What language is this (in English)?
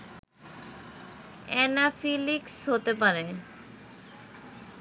Bangla